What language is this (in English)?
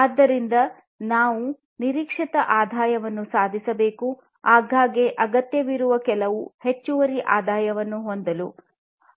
Kannada